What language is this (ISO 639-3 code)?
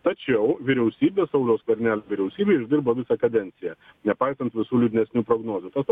lit